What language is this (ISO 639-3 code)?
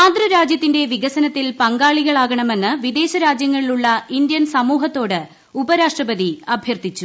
mal